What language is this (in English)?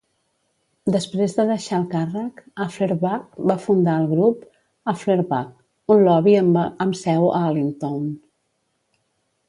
Catalan